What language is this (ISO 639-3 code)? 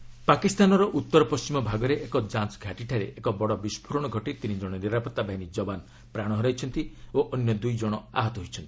ori